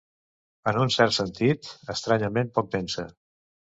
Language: Catalan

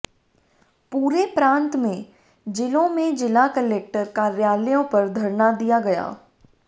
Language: Hindi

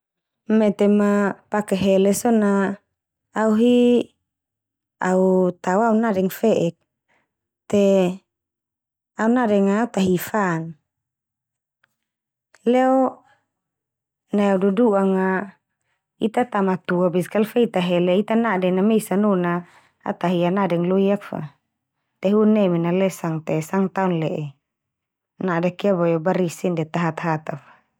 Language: Termanu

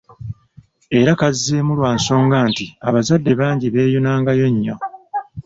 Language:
Ganda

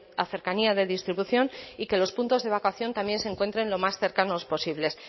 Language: Spanish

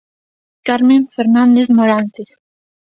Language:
Galician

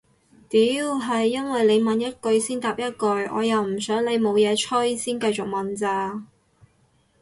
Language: Cantonese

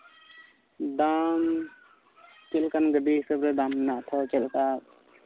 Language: Santali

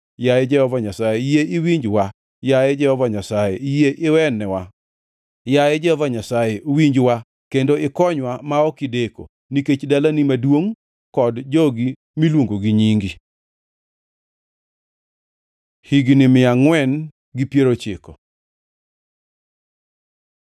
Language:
Luo (Kenya and Tanzania)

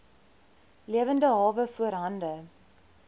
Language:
Afrikaans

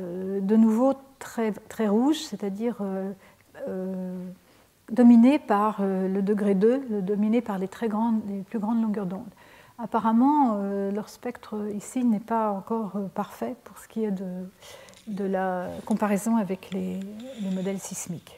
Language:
French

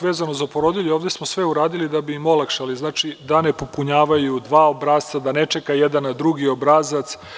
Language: Serbian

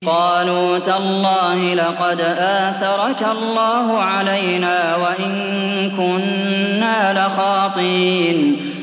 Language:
Arabic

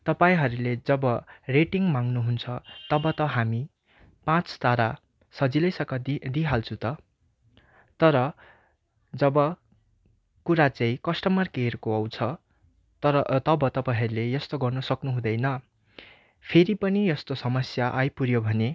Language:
Nepali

